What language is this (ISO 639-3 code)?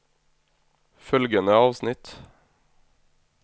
nor